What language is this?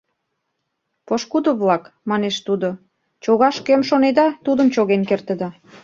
Mari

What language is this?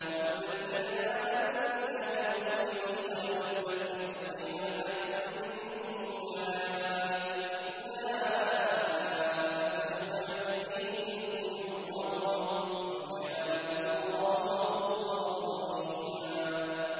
Arabic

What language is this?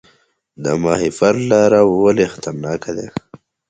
Pashto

